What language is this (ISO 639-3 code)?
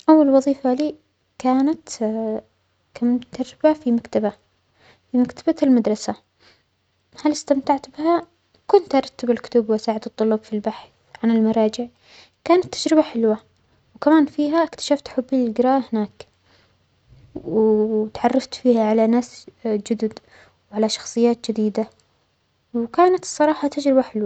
acx